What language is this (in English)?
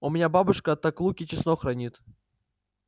Russian